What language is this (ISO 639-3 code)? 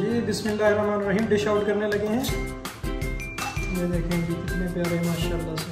hin